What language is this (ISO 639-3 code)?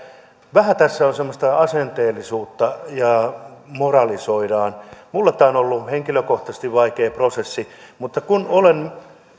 fin